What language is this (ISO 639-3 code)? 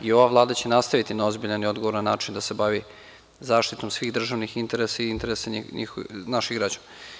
srp